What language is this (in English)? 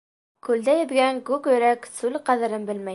Bashkir